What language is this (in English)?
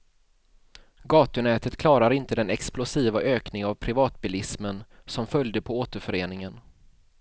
Swedish